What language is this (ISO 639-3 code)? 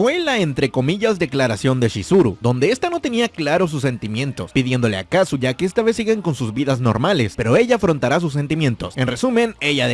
spa